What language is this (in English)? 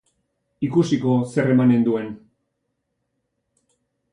Basque